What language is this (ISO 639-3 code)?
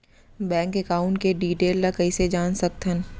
hne